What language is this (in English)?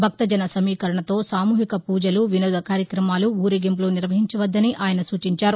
Telugu